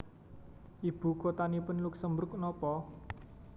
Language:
Javanese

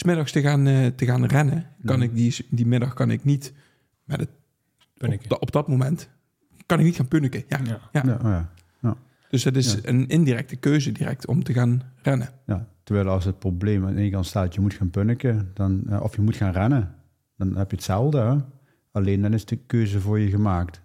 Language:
Dutch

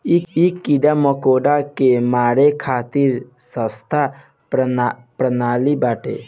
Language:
Bhojpuri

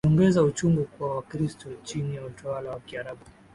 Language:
Swahili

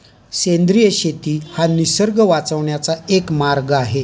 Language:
Marathi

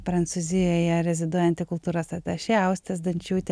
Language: Lithuanian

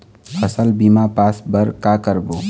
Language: Chhattisgarhi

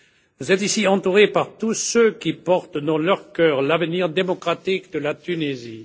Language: French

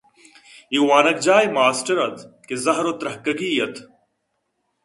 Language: Eastern Balochi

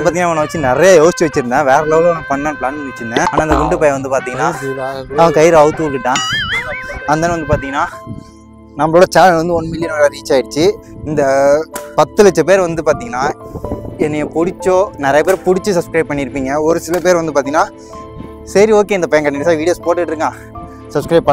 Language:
Tamil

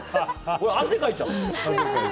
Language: Japanese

